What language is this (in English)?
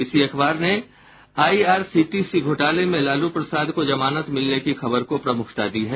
Hindi